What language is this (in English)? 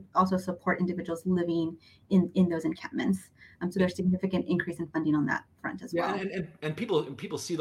English